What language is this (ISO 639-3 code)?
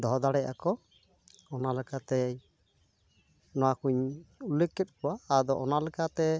sat